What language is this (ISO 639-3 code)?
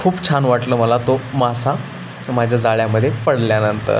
mar